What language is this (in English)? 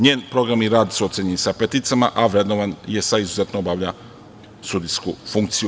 Serbian